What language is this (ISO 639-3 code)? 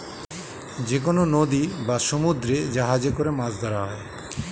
ben